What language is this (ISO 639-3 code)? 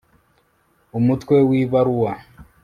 kin